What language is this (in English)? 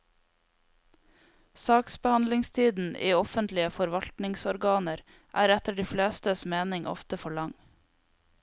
Norwegian